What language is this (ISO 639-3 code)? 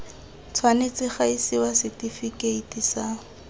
tsn